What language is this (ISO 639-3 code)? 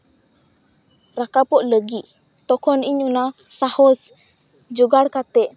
sat